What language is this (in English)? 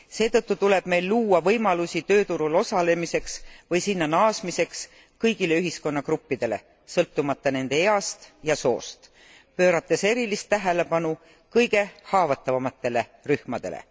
Estonian